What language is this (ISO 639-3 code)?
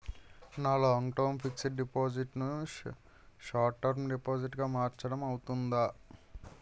tel